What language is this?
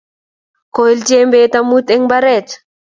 Kalenjin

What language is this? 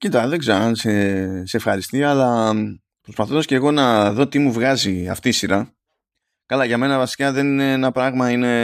Greek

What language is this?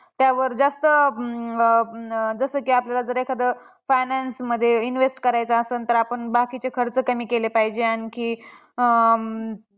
Marathi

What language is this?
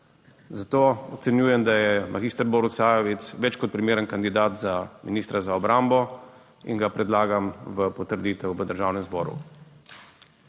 Slovenian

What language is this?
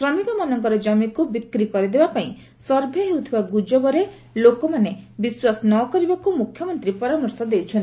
Odia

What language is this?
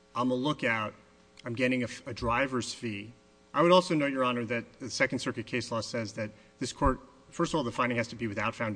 English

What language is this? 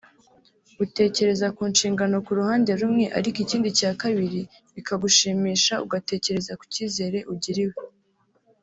Kinyarwanda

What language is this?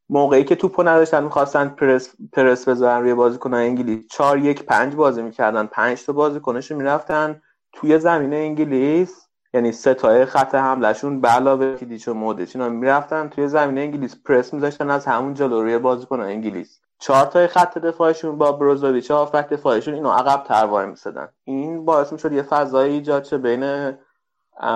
Persian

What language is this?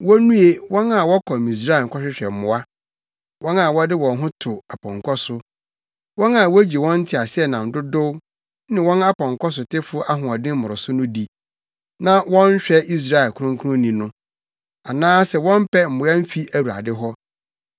Akan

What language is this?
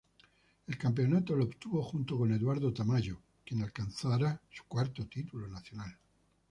Spanish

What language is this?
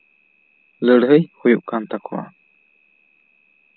Santali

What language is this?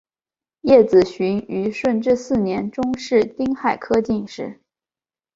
Chinese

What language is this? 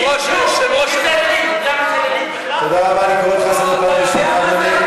Hebrew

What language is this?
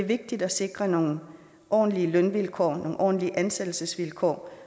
Danish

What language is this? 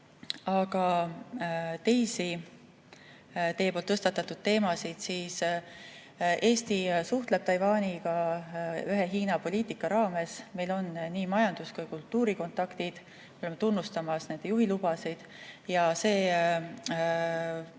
Estonian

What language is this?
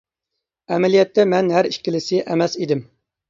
Uyghur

